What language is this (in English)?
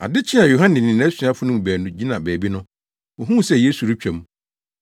Akan